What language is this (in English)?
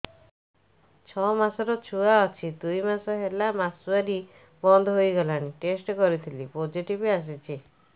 Odia